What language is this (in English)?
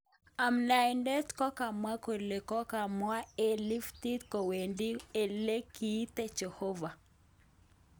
Kalenjin